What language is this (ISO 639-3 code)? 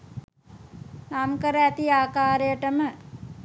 sin